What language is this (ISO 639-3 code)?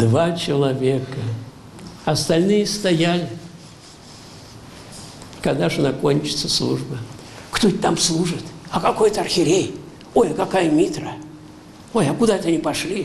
rus